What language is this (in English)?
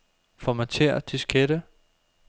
Danish